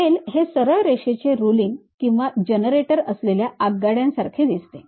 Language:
Marathi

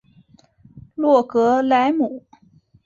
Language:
Chinese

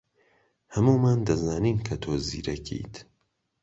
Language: Central Kurdish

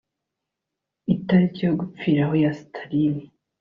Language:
Kinyarwanda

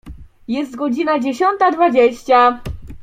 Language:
Polish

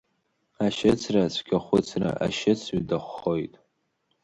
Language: Abkhazian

